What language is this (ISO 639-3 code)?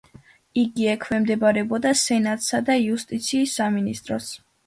kat